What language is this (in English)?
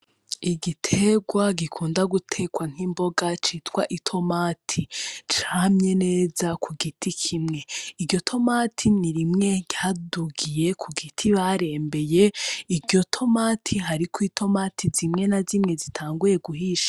Rundi